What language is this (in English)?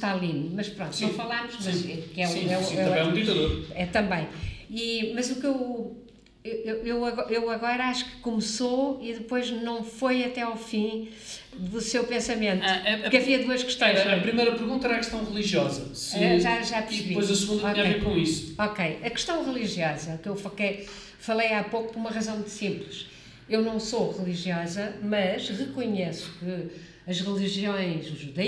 Portuguese